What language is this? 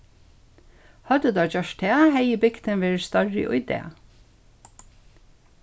Faroese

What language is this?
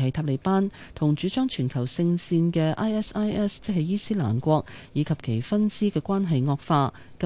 Chinese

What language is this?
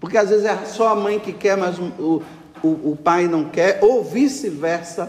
Portuguese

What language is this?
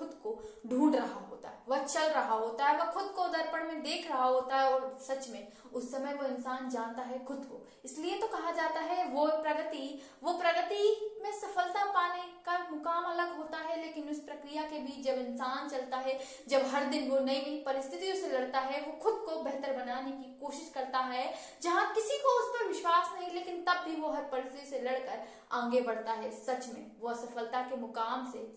Hindi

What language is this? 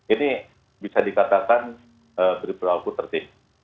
Indonesian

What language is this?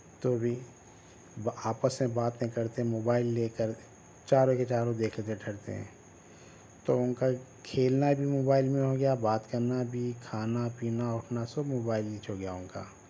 Urdu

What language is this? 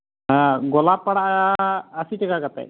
Santali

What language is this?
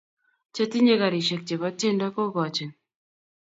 Kalenjin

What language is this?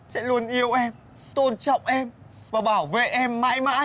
Vietnamese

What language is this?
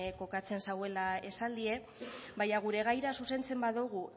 Basque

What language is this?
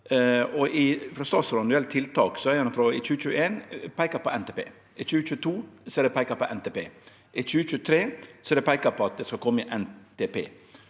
Norwegian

